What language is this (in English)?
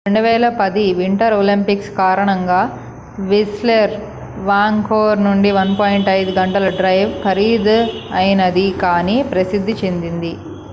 Telugu